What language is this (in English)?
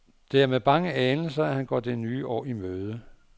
Danish